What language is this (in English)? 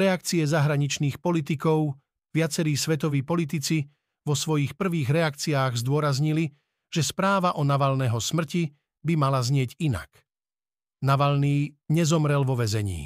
Slovak